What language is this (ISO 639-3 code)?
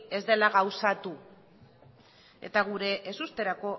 eus